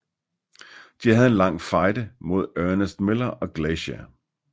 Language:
Danish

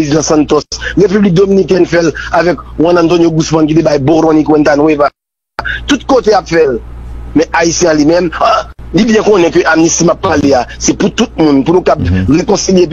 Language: French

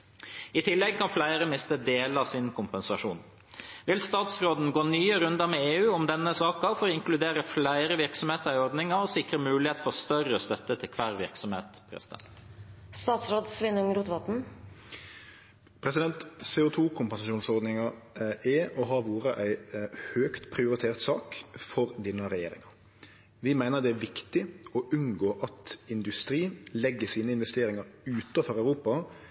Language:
Norwegian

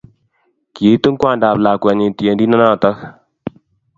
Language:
Kalenjin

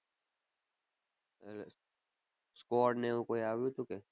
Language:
Gujarati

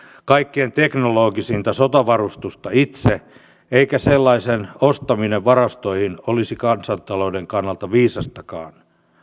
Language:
Finnish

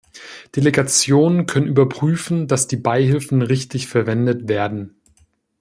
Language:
German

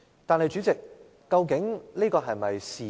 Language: Cantonese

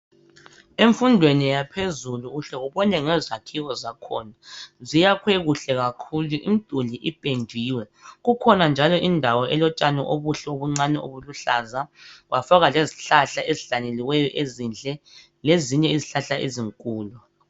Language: North Ndebele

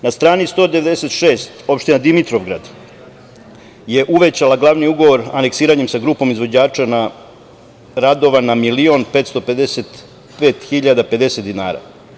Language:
Serbian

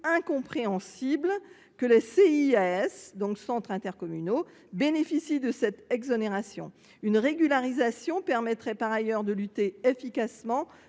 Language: French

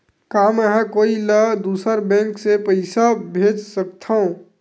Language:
Chhattisgarhi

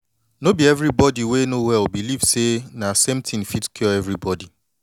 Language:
Nigerian Pidgin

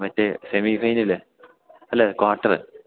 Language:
Malayalam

